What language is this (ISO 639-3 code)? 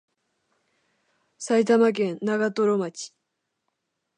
jpn